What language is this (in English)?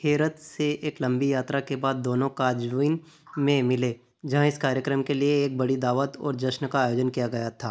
Hindi